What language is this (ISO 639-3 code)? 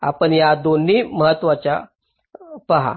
mar